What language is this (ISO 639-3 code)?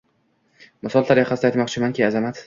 uzb